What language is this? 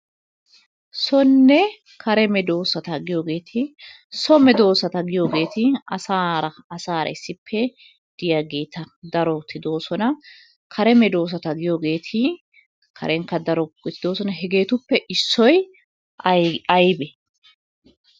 Wolaytta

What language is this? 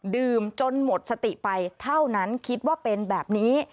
Thai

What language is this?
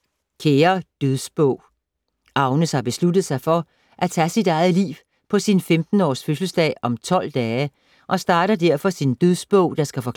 Danish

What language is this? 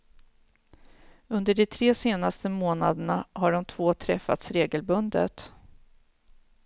Swedish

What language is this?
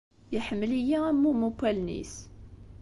Kabyle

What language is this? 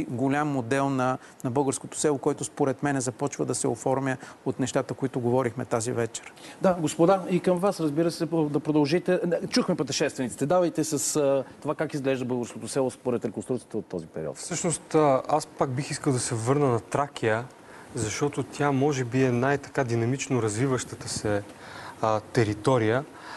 Bulgarian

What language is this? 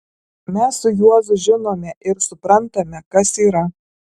Lithuanian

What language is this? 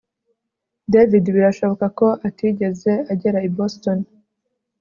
Kinyarwanda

